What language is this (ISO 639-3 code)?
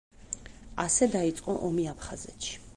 kat